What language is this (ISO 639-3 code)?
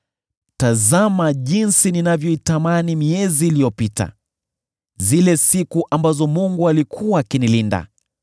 swa